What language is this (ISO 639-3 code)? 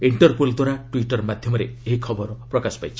ori